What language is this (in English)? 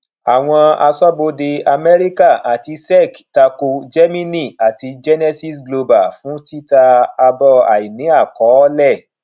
Yoruba